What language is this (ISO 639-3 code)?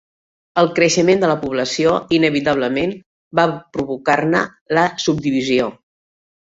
cat